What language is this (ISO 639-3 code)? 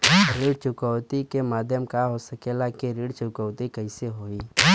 bho